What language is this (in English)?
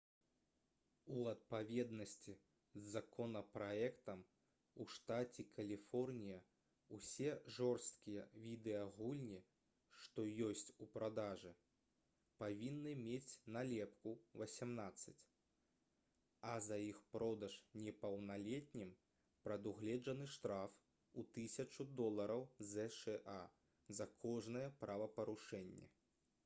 Belarusian